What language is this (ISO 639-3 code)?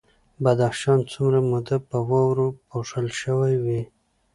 pus